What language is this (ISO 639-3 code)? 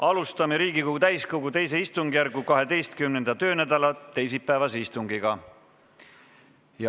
est